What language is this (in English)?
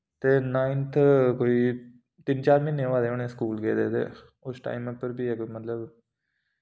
Dogri